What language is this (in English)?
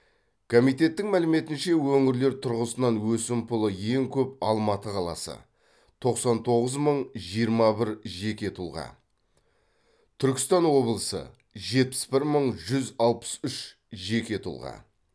Kazakh